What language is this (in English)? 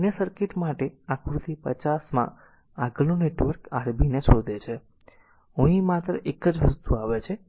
Gujarati